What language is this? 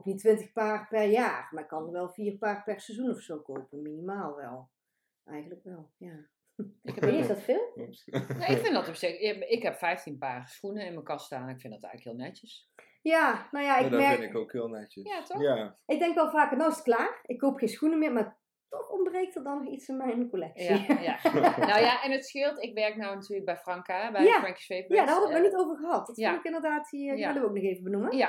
Dutch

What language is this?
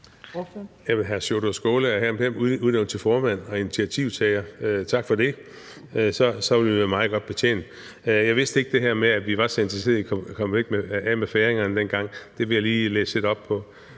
Danish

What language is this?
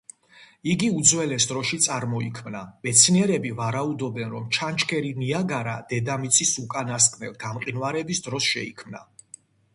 Georgian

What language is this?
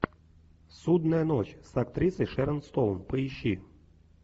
Russian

